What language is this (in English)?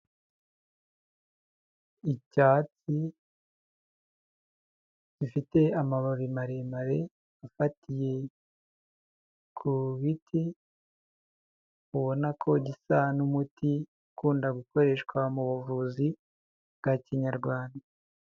Kinyarwanda